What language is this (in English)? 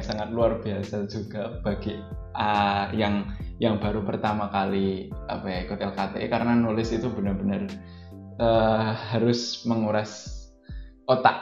Indonesian